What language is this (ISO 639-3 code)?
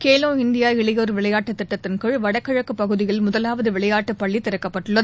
tam